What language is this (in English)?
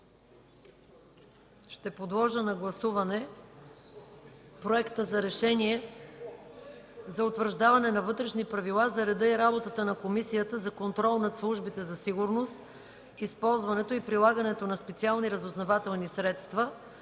Bulgarian